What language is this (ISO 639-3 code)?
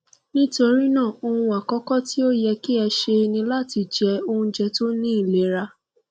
yor